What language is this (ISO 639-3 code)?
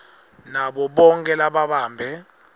ssw